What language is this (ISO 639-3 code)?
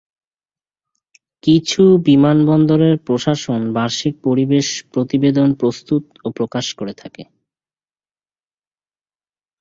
ben